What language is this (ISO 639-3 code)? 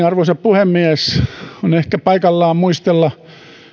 fin